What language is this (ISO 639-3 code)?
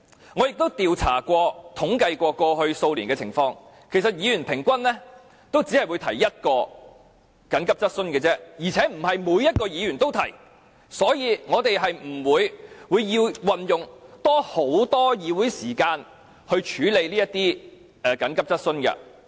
yue